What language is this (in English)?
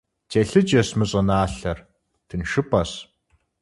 Kabardian